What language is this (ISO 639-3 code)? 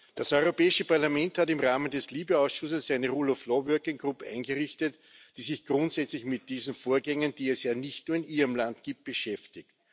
deu